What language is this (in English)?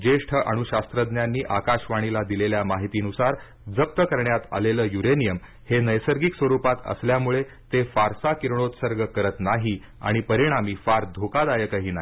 Marathi